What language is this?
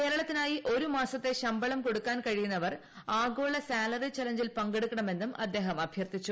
Malayalam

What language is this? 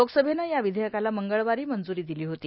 Marathi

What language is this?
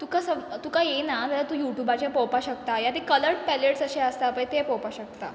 Konkani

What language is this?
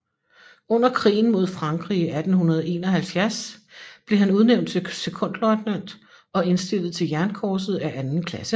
Danish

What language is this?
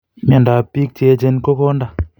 Kalenjin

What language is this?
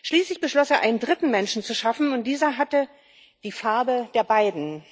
German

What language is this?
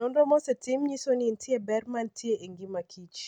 Luo (Kenya and Tanzania)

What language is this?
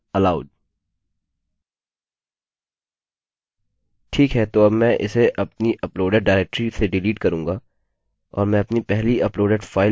Hindi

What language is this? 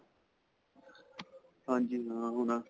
Punjabi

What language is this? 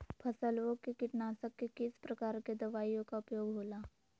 Magahi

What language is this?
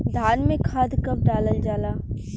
Bhojpuri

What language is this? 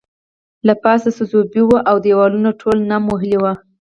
Pashto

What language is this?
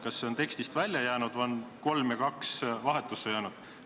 Estonian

